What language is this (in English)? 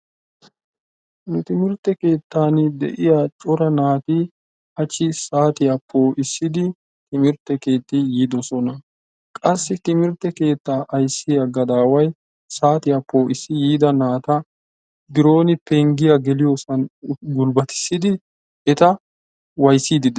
Wolaytta